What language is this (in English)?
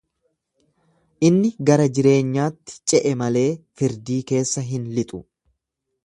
Oromo